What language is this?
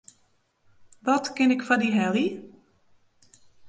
Western Frisian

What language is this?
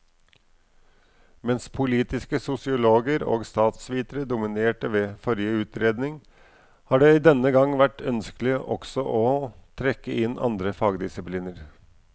Norwegian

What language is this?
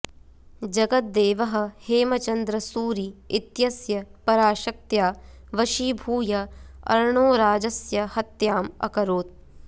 Sanskrit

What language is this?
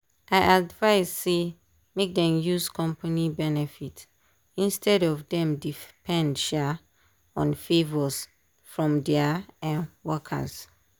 Nigerian Pidgin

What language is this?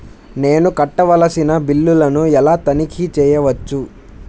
Telugu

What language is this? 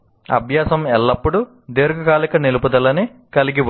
Telugu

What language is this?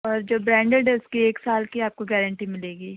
Urdu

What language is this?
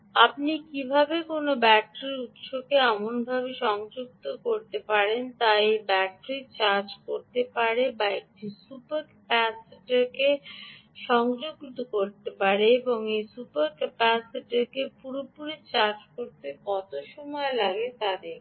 Bangla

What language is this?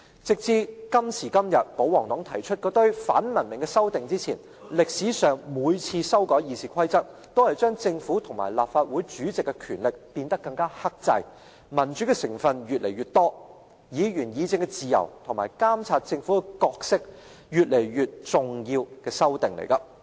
Cantonese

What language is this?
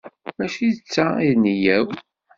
Kabyle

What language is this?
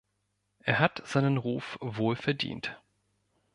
German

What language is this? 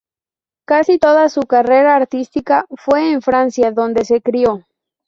Spanish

